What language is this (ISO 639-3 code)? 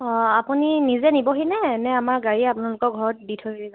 asm